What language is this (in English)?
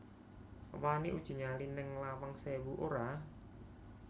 Javanese